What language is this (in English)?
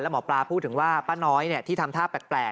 Thai